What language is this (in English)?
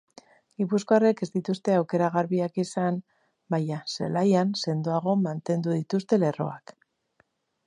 Basque